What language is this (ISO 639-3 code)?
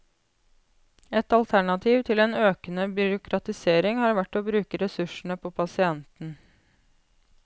nor